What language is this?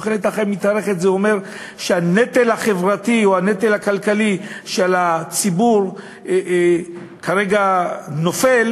Hebrew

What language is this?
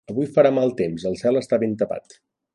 Catalan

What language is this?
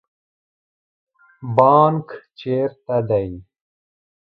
Pashto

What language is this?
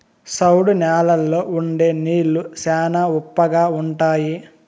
Telugu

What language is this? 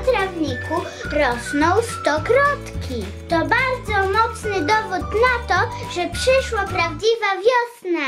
Polish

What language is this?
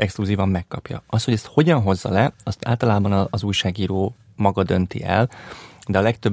Hungarian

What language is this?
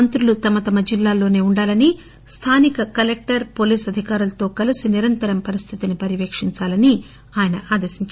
Telugu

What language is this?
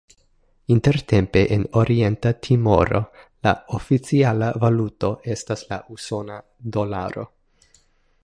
Esperanto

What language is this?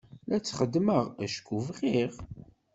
Kabyle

